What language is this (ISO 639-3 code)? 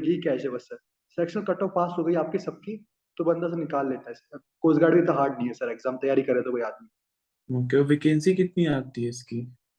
hin